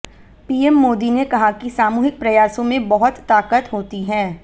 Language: Hindi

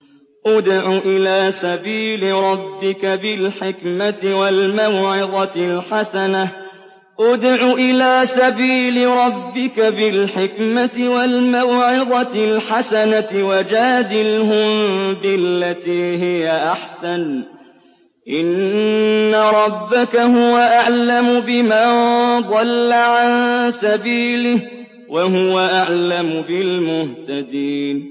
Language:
Arabic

